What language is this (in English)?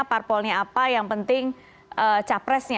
Indonesian